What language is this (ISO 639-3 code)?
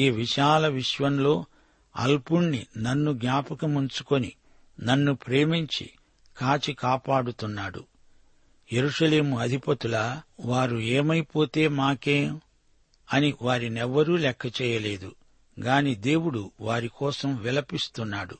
tel